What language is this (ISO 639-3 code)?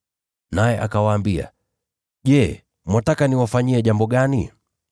swa